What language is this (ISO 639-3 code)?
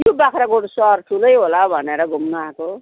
nep